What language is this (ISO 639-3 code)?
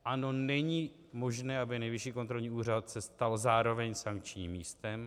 ces